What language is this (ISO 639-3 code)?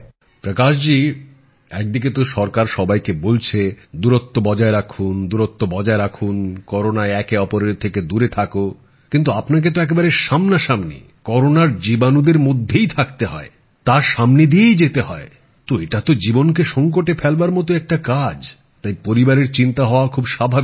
ben